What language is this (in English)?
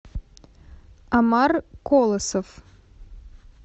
Russian